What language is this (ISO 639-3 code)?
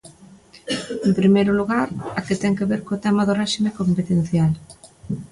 glg